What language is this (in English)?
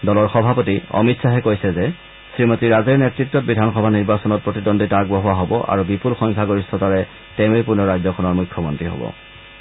Assamese